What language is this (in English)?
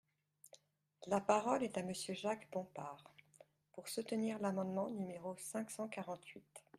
French